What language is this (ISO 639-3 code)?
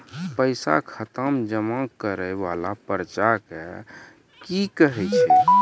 mai